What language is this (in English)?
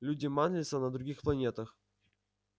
Russian